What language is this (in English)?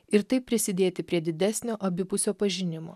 Lithuanian